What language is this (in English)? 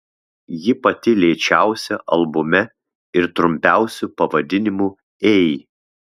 Lithuanian